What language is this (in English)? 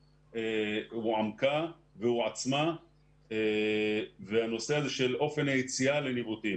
Hebrew